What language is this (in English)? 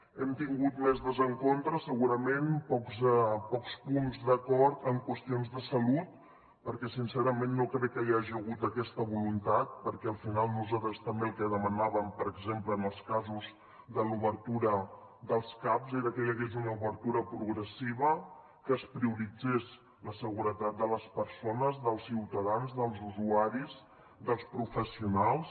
Catalan